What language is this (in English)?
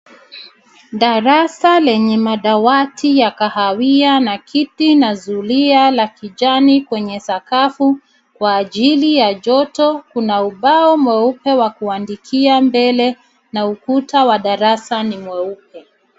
Swahili